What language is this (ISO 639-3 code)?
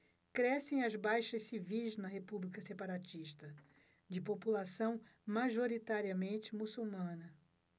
por